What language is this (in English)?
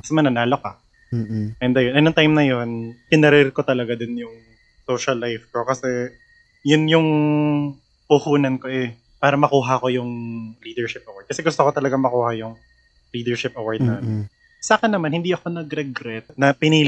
Filipino